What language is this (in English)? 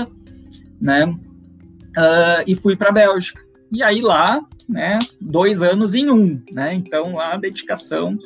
Portuguese